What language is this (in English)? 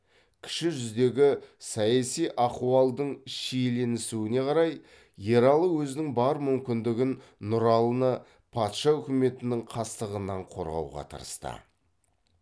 Kazakh